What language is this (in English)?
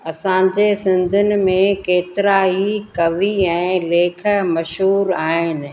Sindhi